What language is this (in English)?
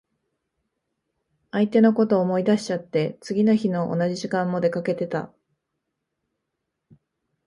Japanese